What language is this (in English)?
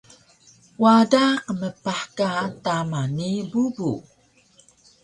Taroko